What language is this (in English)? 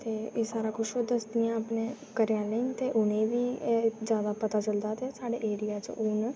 Dogri